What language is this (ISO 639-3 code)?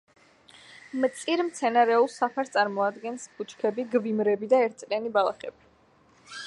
kat